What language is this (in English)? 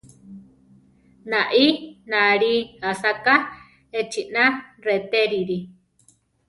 Central Tarahumara